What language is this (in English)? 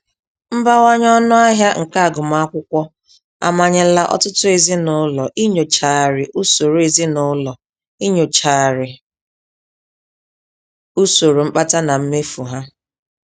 Igbo